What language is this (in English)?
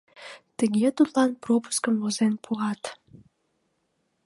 Mari